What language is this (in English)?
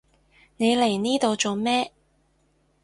Cantonese